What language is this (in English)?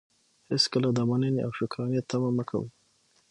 Pashto